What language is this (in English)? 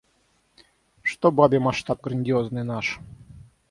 Russian